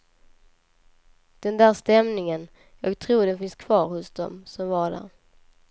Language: Swedish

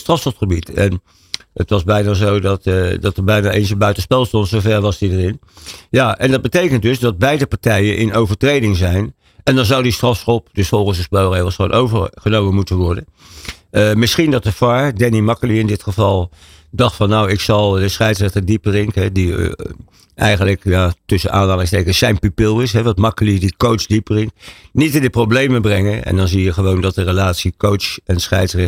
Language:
Dutch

